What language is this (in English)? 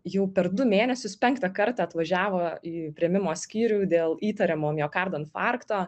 Lithuanian